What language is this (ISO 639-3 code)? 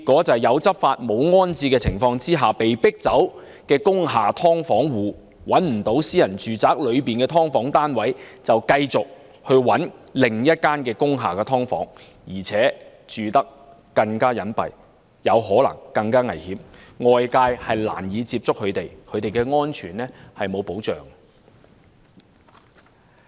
yue